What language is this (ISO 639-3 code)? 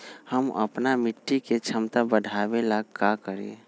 mag